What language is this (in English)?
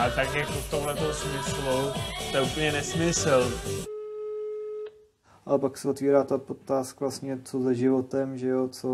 Czech